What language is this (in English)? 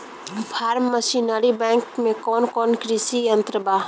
Bhojpuri